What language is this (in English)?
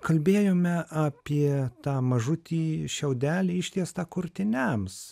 Lithuanian